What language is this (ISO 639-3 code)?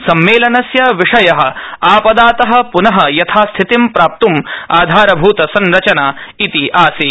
san